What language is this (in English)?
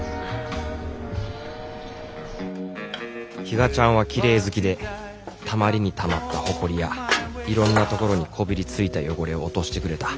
Japanese